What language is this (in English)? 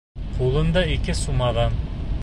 Bashkir